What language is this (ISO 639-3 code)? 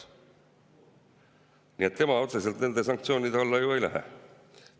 est